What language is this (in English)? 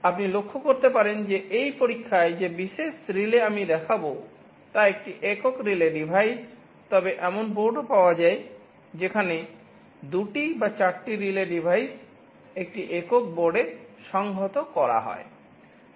Bangla